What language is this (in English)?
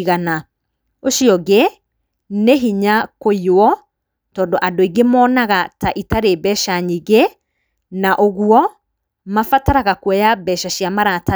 Kikuyu